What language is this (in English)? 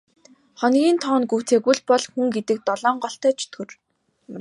Mongolian